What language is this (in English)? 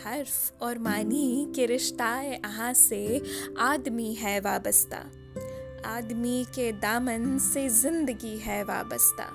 Hindi